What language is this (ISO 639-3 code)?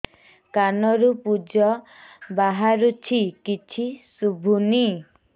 ori